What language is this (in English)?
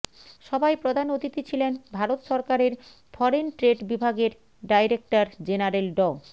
Bangla